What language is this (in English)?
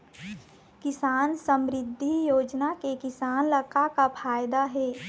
Chhattisgarhi